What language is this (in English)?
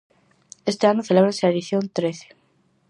Galician